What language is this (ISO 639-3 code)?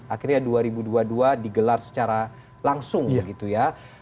ind